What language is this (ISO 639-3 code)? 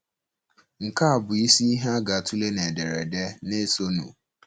ibo